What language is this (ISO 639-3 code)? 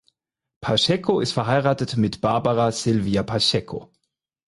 deu